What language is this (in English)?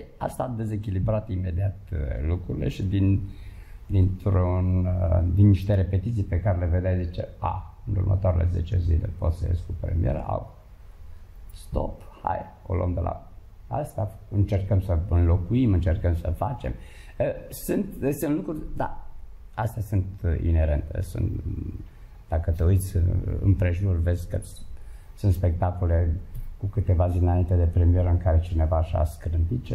Romanian